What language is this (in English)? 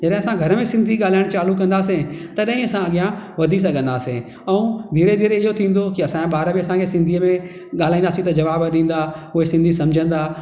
Sindhi